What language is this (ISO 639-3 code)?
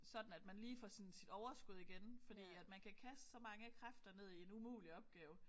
dan